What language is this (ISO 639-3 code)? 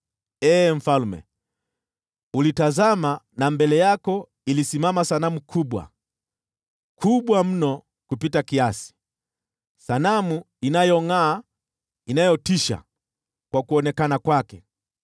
swa